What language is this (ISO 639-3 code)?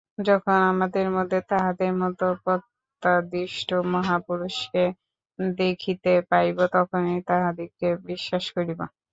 ben